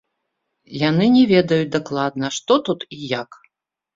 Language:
Belarusian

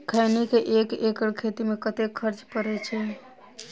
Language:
Maithili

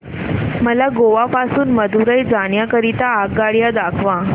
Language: Marathi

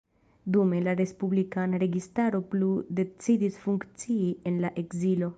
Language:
Esperanto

